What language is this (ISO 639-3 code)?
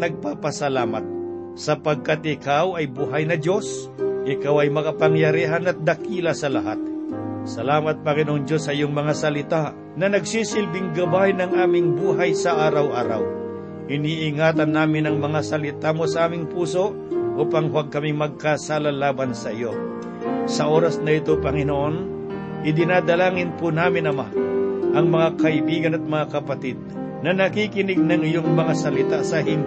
fil